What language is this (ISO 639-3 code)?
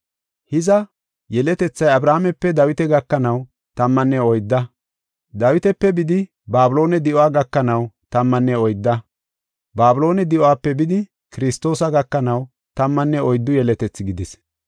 gof